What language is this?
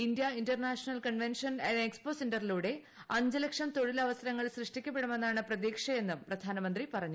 Malayalam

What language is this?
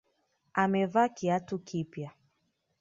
Swahili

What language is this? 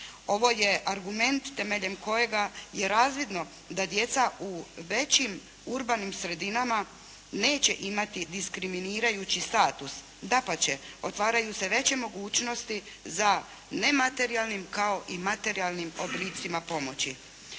Croatian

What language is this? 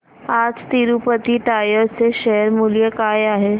Marathi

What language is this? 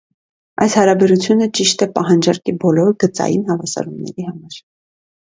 Armenian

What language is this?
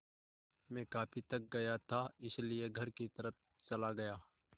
Hindi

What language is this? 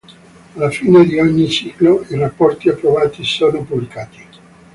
Italian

